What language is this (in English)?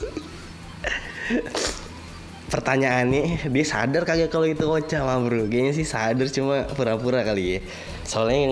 Indonesian